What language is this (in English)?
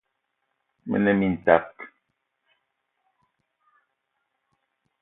Eton (Cameroon)